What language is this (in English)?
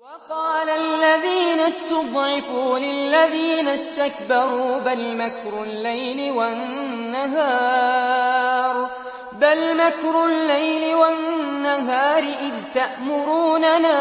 Arabic